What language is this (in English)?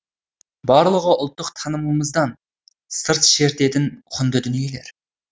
Kazakh